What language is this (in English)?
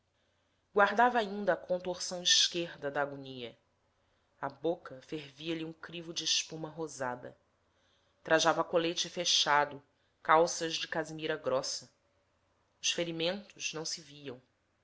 Portuguese